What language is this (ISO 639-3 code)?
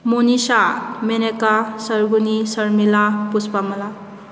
mni